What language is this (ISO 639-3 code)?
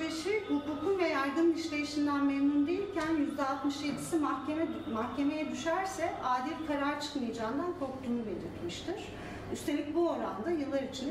tur